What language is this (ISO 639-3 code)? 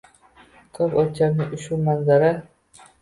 uzb